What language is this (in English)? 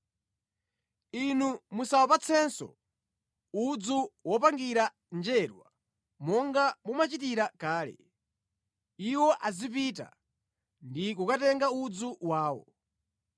Nyanja